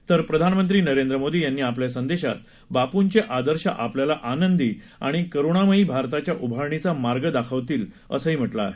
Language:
Marathi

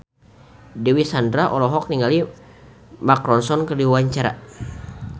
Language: Sundanese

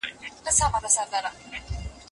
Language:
Pashto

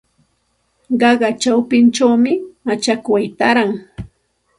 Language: Santa Ana de Tusi Pasco Quechua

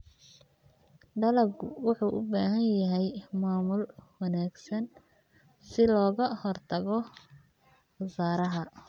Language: Somali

